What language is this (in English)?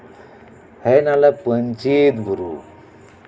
Santali